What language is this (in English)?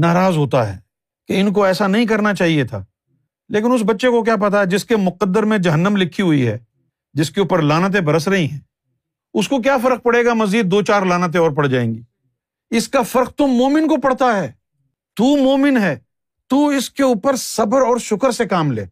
Urdu